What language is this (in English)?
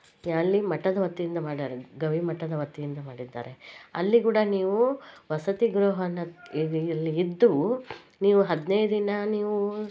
Kannada